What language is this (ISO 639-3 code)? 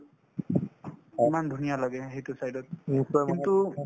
asm